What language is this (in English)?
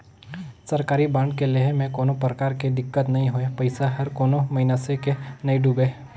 Chhattisgarhi